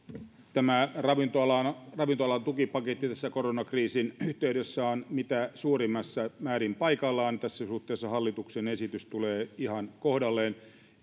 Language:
Finnish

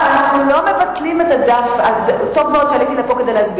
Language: Hebrew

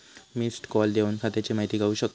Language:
Marathi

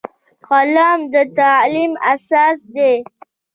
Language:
Pashto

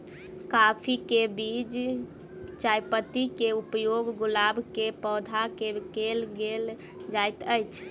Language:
Maithili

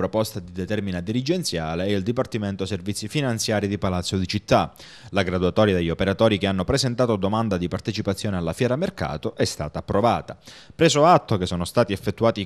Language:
Italian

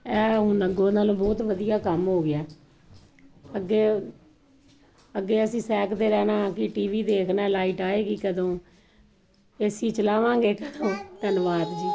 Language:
Punjabi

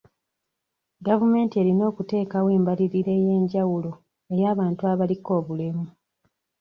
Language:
Ganda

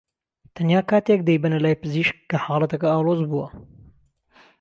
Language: Central Kurdish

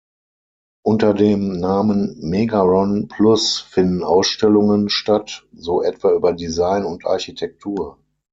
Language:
German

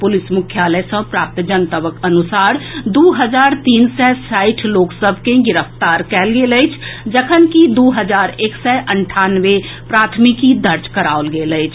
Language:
Maithili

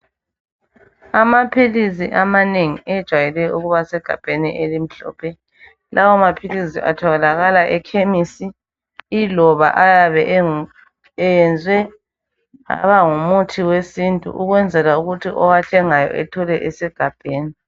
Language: North Ndebele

